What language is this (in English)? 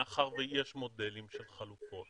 Hebrew